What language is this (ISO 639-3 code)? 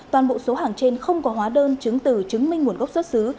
vie